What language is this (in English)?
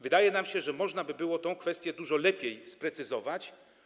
Polish